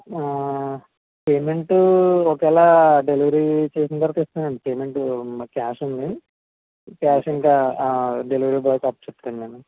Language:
Telugu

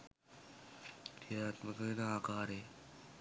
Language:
Sinhala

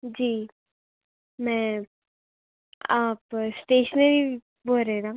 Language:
Urdu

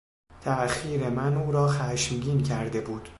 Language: Persian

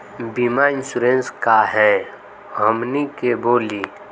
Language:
Magahi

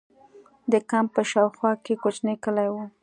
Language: Pashto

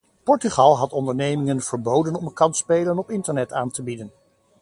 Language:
Dutch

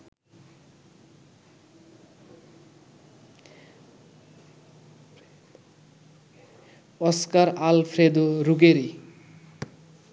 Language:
Bangla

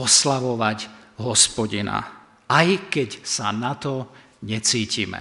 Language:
Slovak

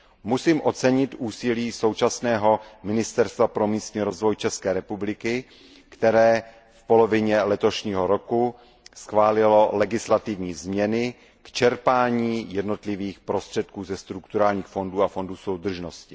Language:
Czech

